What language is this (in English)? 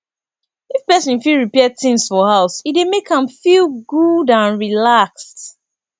Nigerian Pidgin